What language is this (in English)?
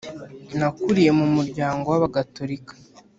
Kinyarwanda